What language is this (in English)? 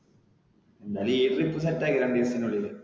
Malayalam